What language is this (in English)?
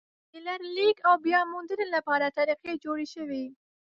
Pashto